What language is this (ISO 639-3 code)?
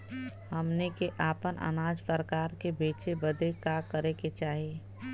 bho